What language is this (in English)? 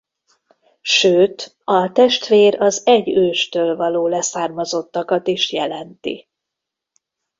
Hungarian